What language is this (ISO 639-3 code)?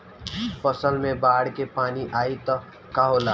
bho